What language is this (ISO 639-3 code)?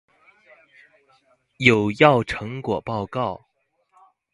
zho